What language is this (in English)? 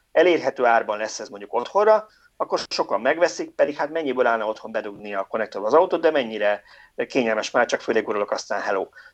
Hungarian